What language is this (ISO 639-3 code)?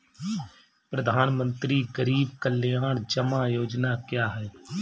hin